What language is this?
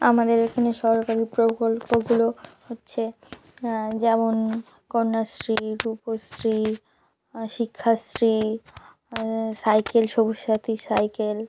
Bangla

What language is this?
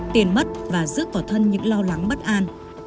Vietnamese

